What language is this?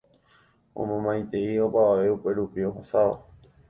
Guarani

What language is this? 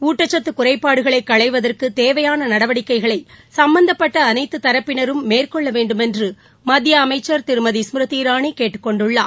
Tamil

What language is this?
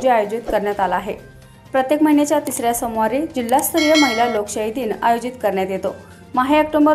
Romanian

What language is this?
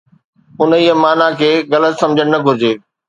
Sindhi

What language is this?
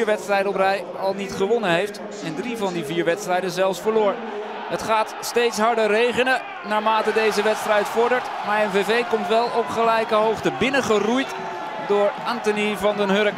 Dutch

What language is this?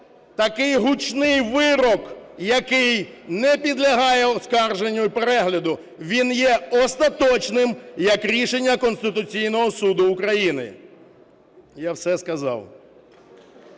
Ukrainian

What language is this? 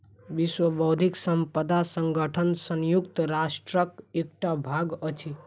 Maithili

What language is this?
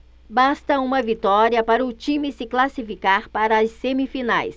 Portuguese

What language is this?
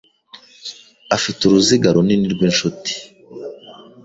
Kinyarwanda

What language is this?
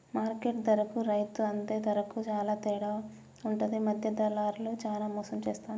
Telugu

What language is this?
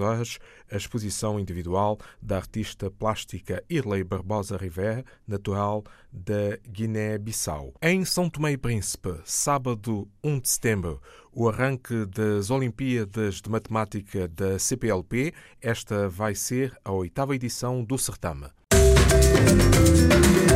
Portuguese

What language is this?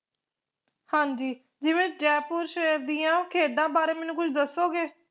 Punjabi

